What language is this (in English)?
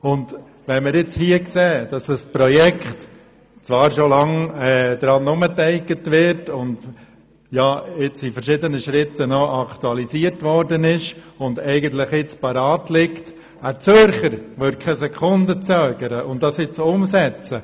Swiss German